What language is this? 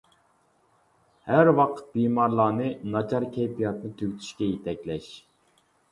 Uyghur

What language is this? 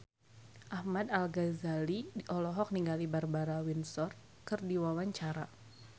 Sundanese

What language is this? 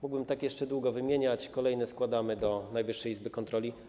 Polish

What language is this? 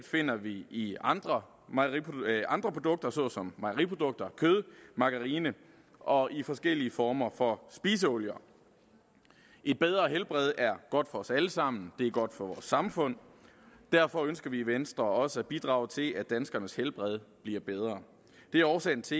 Danish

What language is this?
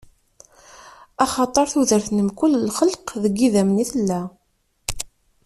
Kabyle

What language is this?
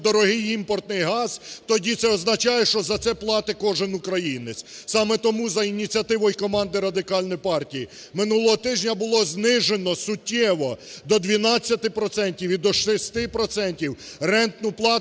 Ukrainian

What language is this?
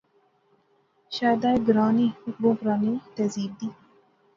Pahari-Potwari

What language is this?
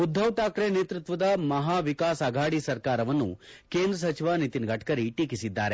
Kannada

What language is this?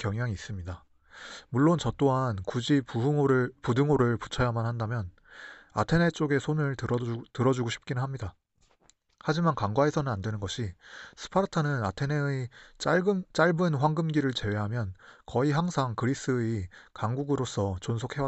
Korean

